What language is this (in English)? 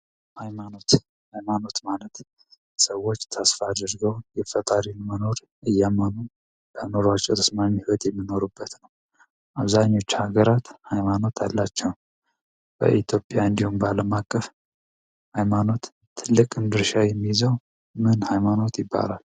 Amharic